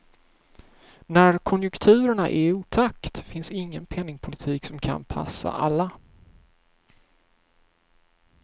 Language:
Swedish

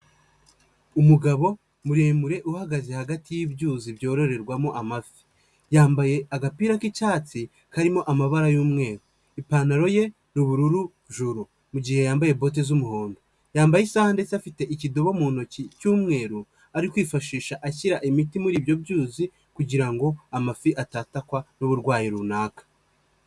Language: Kinyarwanda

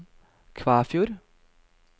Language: Norwegian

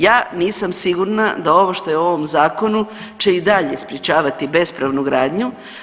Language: Croatian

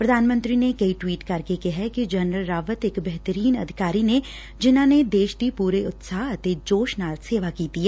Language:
Punjabi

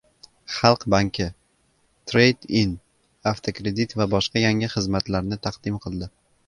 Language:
Uzbek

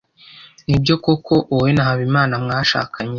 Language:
Kinyarwanda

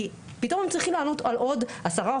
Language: Hebrew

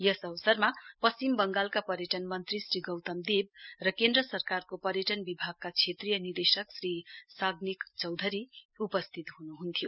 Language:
Nepali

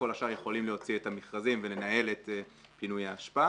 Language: Hebrew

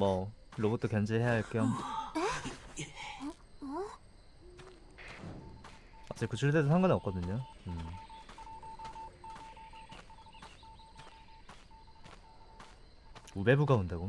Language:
Korean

